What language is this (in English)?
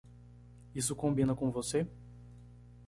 Portuguese